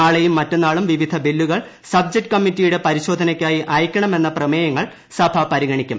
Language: Malayalam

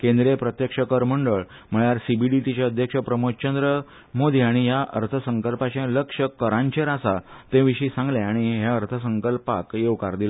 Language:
Konkani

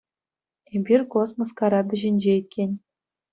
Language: Chuvash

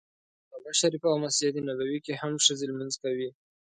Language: Pashto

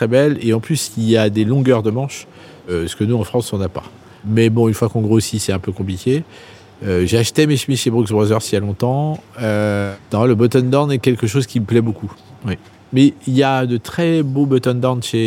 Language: French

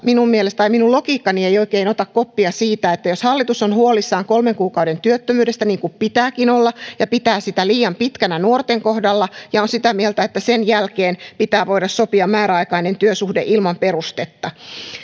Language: Finnish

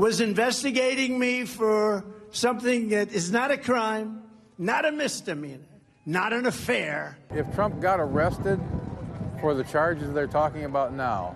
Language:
Greek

